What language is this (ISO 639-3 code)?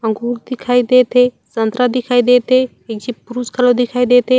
hne